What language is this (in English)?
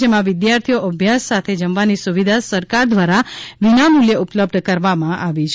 Gujarati